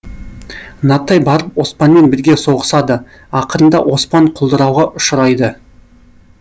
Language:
Kazakh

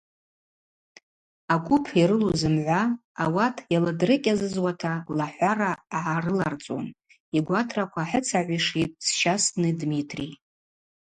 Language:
Abaza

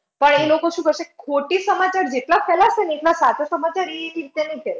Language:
Gujarati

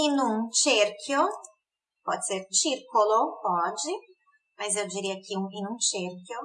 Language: Portuguese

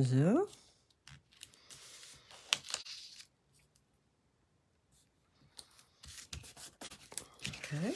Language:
Dutch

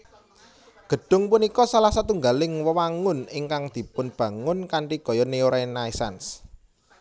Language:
Javanese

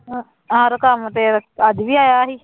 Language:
Punjabi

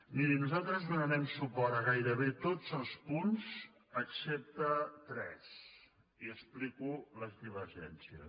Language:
Catalan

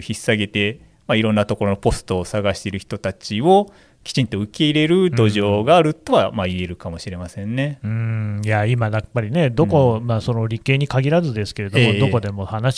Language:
Japanese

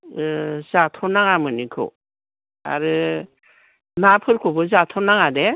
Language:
Bodo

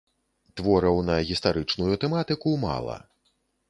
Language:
Belarusian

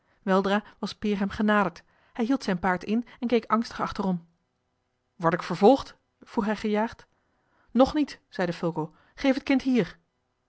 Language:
Dutch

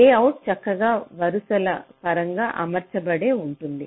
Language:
Telugu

